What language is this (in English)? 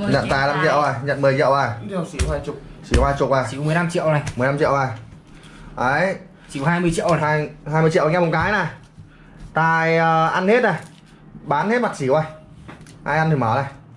Vietnamese